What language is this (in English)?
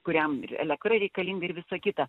Lithuanian